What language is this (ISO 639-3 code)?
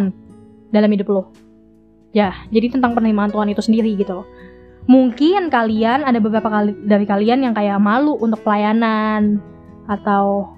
ind